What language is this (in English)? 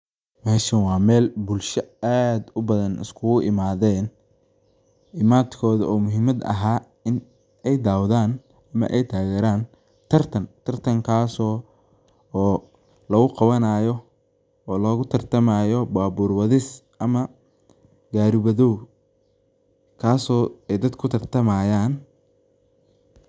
Somali